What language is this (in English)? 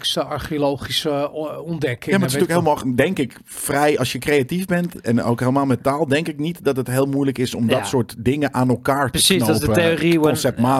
Dutch